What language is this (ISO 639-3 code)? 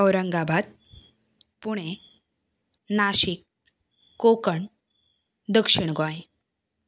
kok